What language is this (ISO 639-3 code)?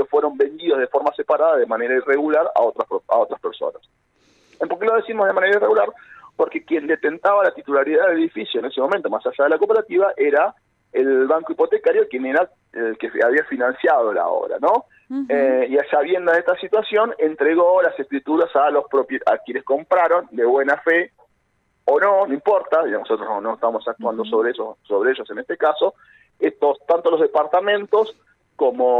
spa